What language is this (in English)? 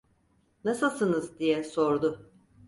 Turkish